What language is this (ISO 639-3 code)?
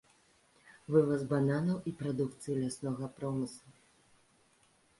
bel